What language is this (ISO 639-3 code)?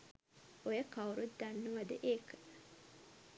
sin